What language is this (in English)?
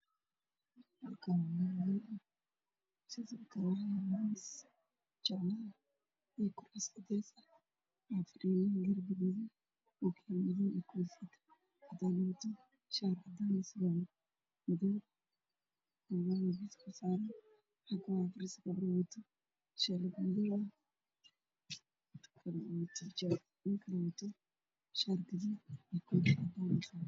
Somali